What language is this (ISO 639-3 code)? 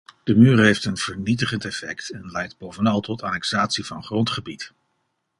nld